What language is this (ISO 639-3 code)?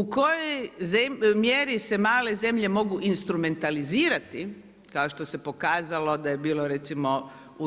hrv